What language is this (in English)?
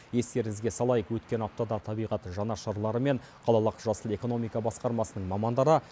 Kazakh